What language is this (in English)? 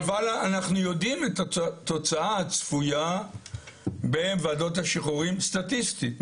Hebrew